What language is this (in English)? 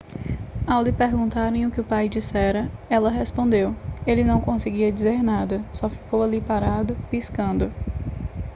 Portuguese